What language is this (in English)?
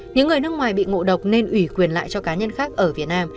Vietnamese